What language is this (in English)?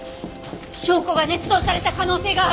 Japanese